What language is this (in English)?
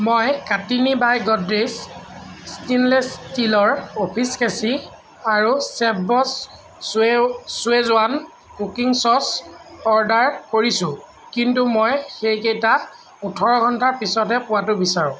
Assamese